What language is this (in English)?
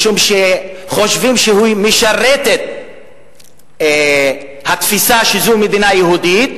Hebrew